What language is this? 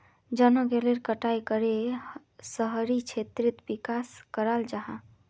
Magahi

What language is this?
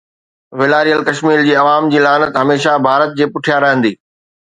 Sindhi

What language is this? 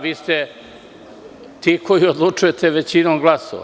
Serbian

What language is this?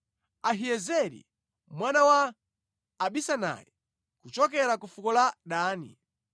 Nyanja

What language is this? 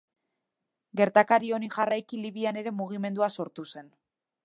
Basque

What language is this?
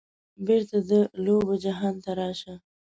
Pashto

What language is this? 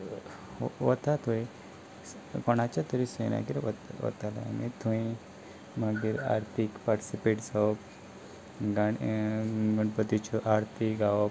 Konkani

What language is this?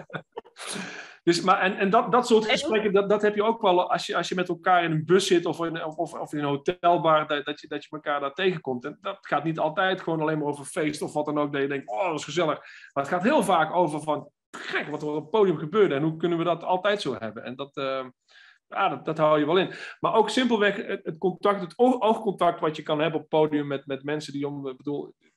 Dutch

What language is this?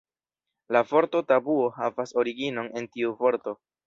Esperanto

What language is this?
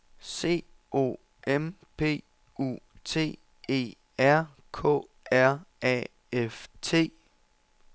Danish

